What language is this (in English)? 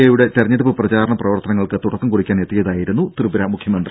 Malayalam